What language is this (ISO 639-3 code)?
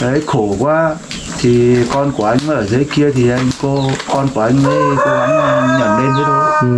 vie